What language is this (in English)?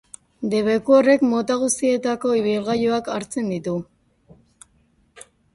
Basque